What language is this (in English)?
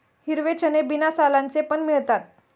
Marathi